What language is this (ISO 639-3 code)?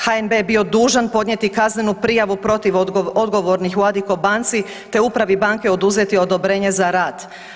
hrv